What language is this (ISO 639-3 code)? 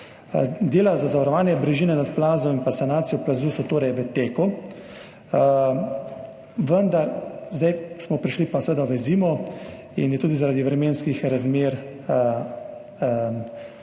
slv